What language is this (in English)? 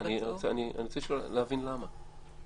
Hebrew